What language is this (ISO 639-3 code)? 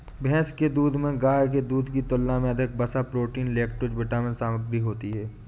hin